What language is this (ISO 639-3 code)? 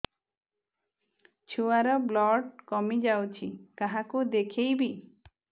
ori